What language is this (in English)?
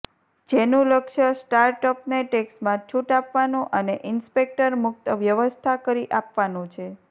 Gujarati